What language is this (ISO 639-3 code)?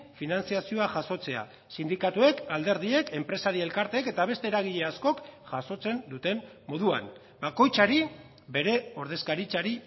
eus